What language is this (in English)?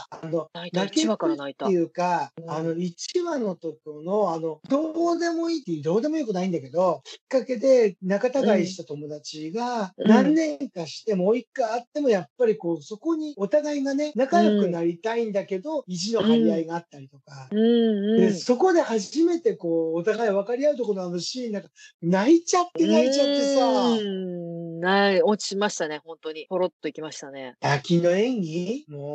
Japanese